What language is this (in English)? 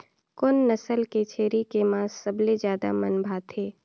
Chhattisgarhi